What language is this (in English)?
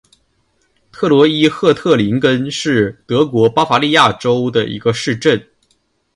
Chinese